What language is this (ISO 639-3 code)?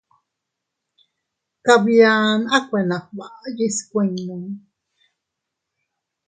cut